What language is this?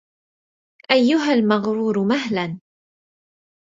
Arabic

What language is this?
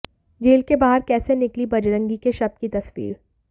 Hindi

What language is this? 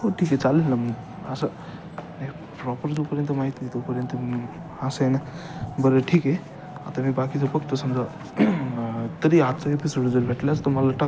Marathi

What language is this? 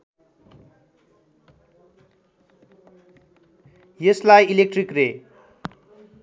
Nepali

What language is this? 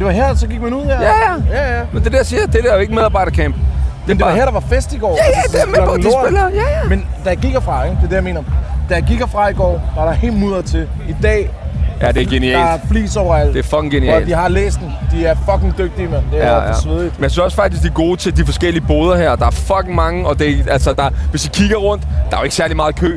Danish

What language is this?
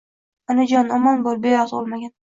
Uzbek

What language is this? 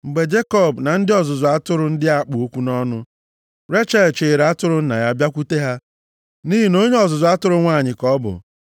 Igbo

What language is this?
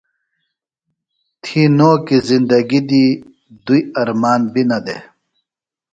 Phalura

